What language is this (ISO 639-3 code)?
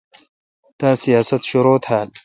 xka